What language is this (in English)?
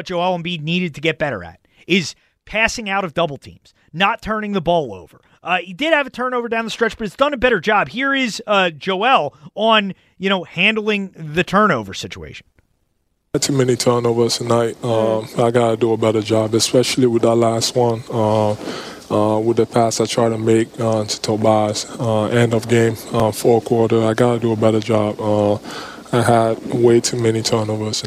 English